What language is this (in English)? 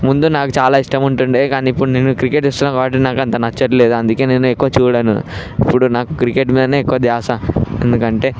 Telugu